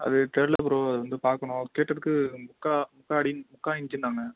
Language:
Tamil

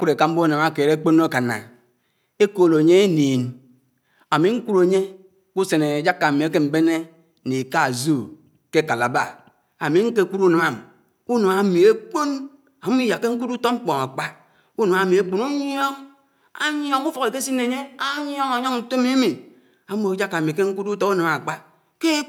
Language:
Anaang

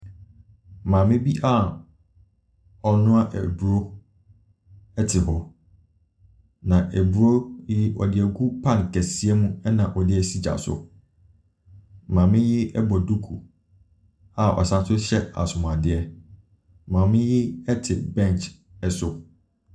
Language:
Akan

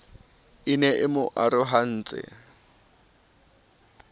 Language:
Southern Sotho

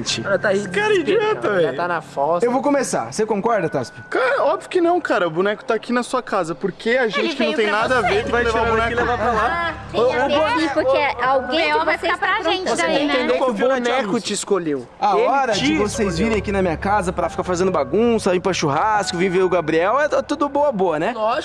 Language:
Portuguese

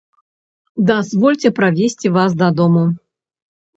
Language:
Belarusian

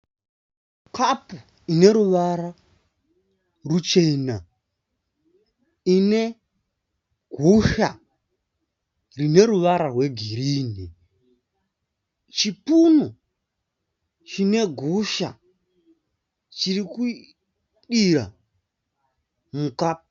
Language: Shona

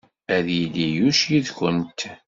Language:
Kabyle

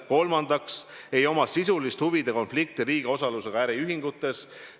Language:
Estonian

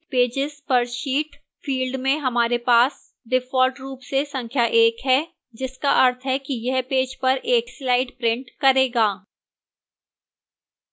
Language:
Hindi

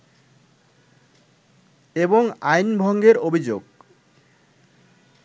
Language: Bangla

